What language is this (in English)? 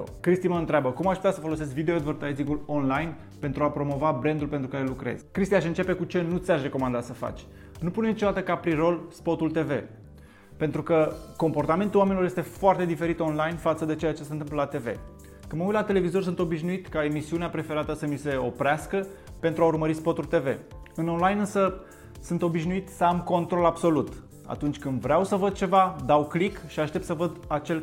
Romanian